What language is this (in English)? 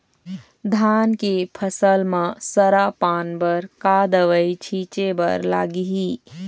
Chhattisgarhi